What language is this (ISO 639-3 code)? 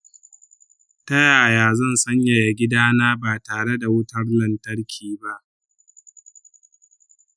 hau